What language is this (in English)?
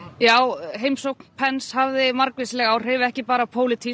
Icelandic